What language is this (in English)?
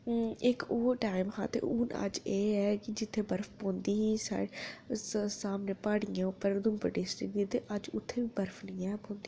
Dogri